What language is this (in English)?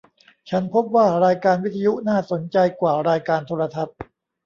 Thai